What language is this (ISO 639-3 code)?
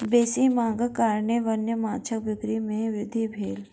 mai